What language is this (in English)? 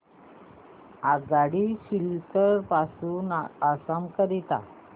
Marathi